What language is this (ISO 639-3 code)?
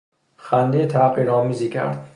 fas